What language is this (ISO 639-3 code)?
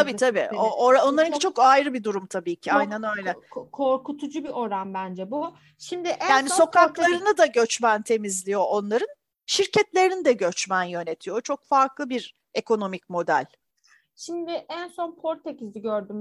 tur